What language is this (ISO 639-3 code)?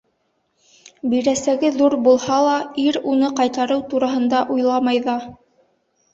bak